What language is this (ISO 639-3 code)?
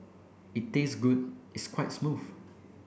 eng